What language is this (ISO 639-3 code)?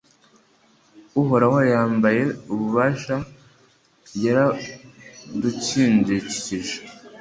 kin